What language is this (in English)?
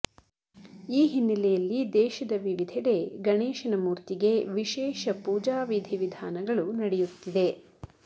Kannada